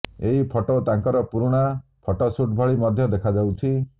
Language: Odia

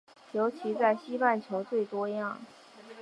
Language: Chinese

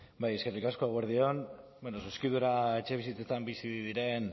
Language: Basque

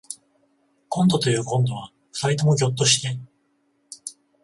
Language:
Japanese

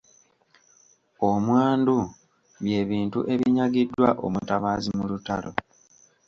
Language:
Ganda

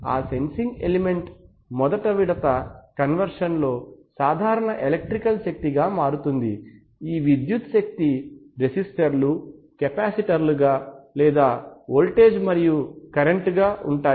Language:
Telugu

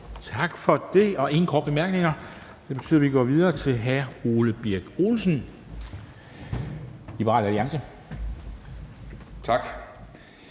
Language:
Danish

